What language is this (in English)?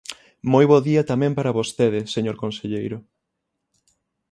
Galician